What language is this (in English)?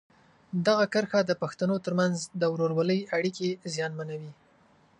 Pashto